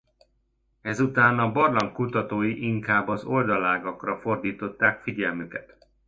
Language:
Hungarian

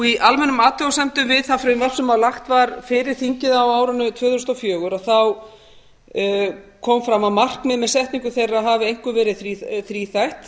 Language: Icelandic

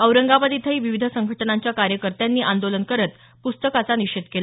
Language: Marathi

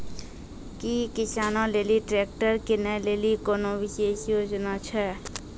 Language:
Maithili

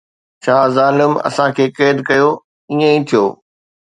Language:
Sindhi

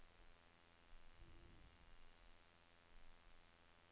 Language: Norwegian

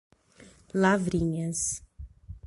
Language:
Portuguese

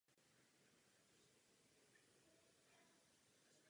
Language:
Czech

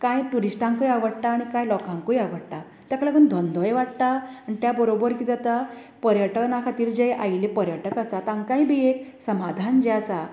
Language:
Konkani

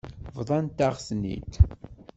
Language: Kabyle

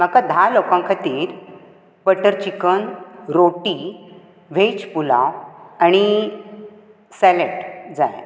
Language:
Konkani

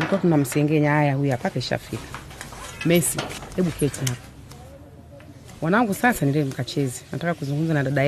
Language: Swahili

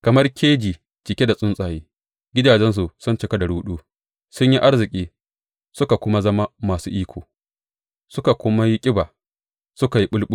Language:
Hausa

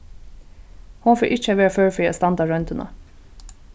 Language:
Faroese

